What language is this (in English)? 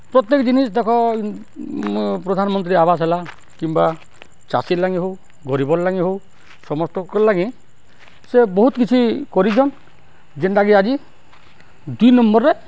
Odia